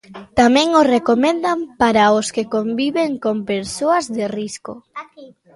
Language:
Galician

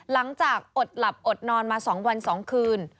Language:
Thai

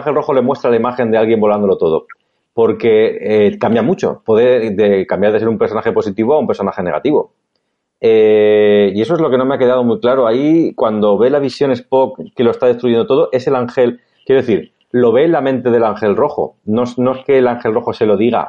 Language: Spanish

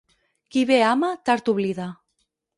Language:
Catalan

